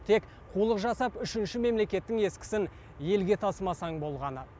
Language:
Kazakh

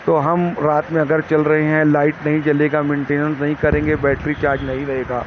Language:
Urdu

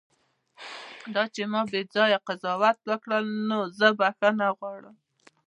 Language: Pashto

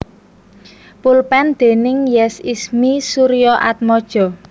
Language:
Javanese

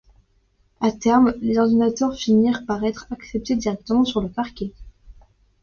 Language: French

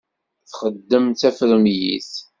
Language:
Kabyle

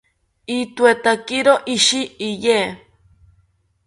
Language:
South Ucayali Ashéninka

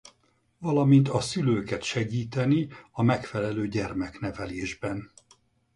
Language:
Hungarian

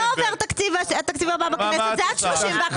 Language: Hebrew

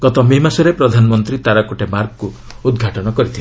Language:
Odia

